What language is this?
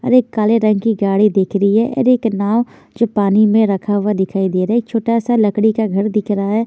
Hindi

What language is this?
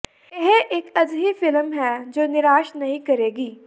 Punjabi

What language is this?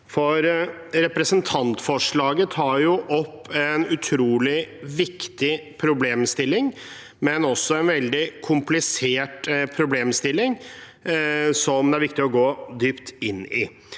Norwegian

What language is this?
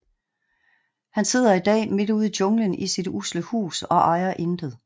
Danish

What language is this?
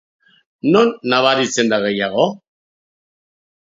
Basque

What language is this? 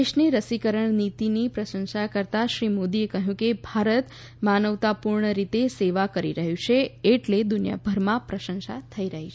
Gujarati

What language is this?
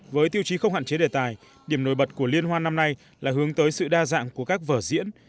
Vietnamese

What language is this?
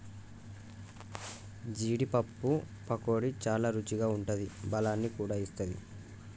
Telugu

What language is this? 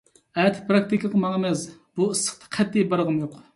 Uyghur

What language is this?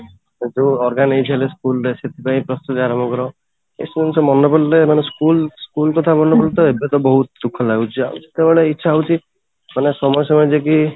Odia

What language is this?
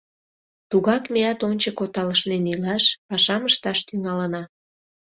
Mari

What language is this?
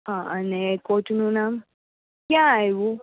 Gujarati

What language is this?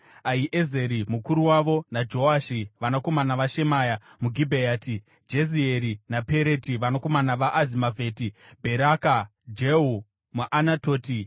Shona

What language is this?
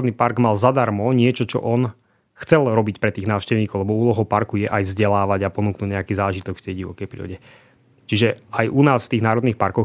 Slovak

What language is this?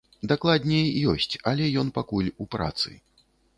Belarusian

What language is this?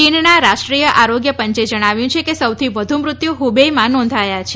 Gujarati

